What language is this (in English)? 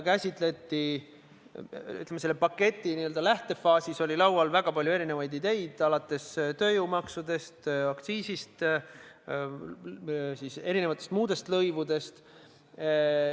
Estonian